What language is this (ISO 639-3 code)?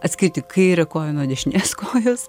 lit